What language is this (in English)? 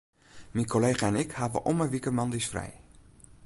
Western Frisian